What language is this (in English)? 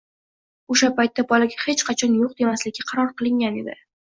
Uzbek